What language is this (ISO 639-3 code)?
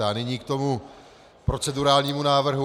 ces